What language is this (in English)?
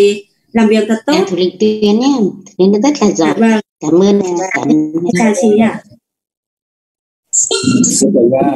Vietnamese